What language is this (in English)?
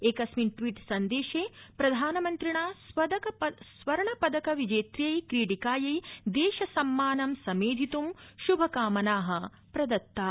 Sanskrit